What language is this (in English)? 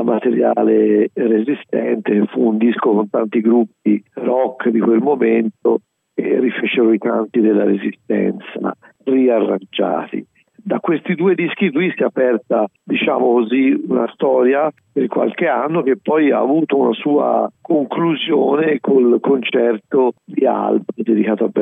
Italian